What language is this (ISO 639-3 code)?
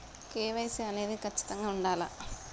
tel